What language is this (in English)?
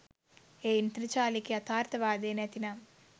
Sinhala